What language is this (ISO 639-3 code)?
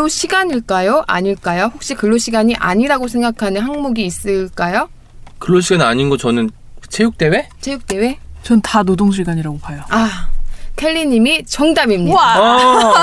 kor